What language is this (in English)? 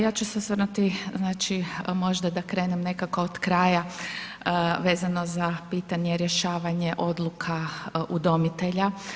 Croatian